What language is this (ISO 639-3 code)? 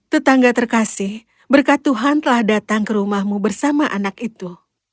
ind